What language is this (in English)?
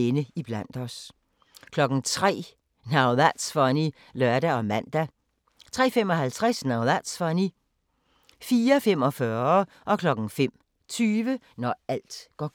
Danish